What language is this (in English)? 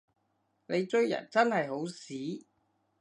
Cantonese